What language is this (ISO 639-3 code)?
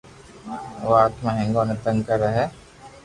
lrk